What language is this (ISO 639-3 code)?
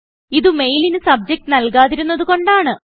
mal